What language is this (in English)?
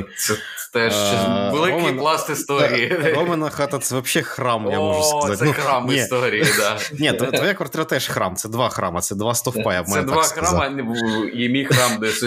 Ukrainian